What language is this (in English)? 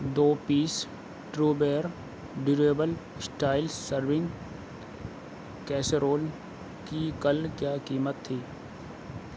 Urdu